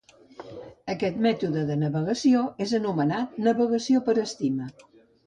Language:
Catalan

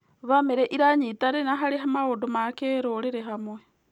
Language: Kikuyu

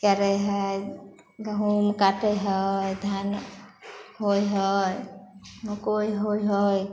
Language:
Maithili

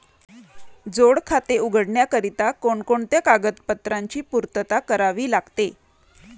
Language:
Marathi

